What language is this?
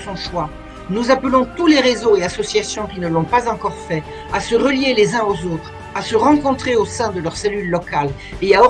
French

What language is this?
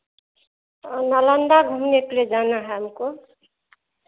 Hindi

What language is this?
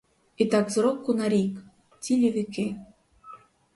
Ukrainian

